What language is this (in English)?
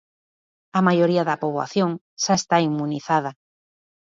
Galician